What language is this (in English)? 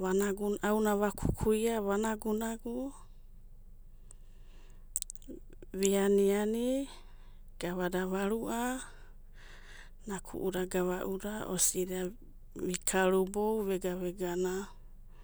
Abadi